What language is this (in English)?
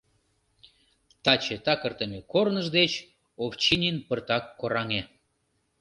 Mari